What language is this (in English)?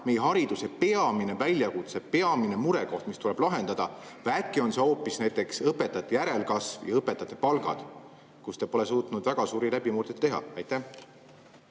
Estonian